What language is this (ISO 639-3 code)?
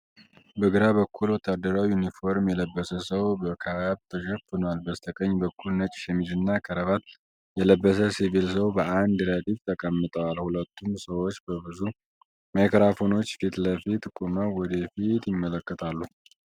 amh